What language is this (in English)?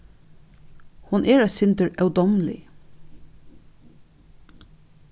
Faroese